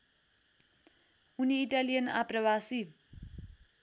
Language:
Nepali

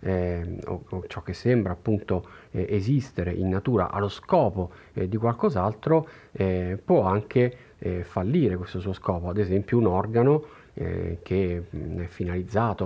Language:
Italian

